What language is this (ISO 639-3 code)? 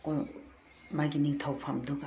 mni